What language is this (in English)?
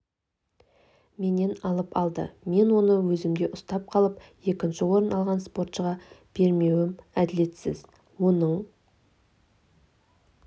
Kazakh